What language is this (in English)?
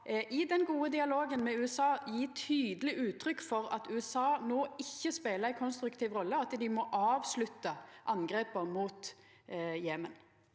Norwegian